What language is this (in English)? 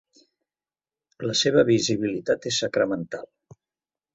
Catalan